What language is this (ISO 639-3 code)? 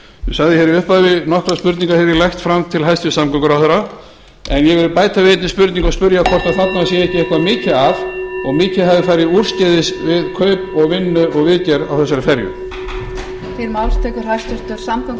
isl